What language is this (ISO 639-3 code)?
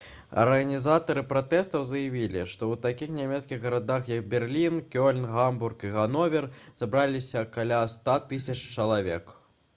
bel